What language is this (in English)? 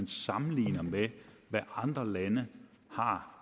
Danish